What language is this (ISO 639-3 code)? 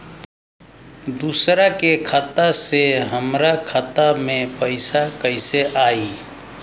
bho